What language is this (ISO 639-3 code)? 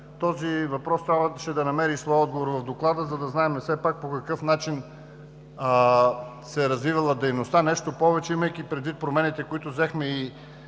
bul